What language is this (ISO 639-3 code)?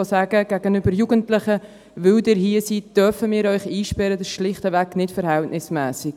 gsw